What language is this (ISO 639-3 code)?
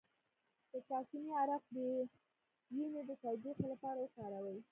pus